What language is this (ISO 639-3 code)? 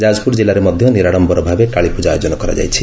ori